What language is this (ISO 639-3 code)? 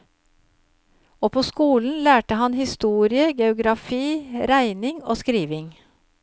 nor